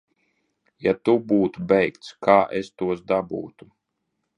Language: Latvian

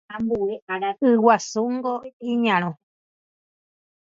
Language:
Guarani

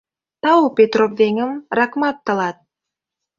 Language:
Mari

